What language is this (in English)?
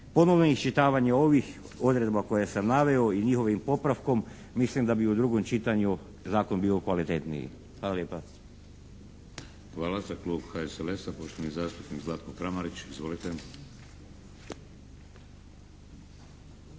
Croatian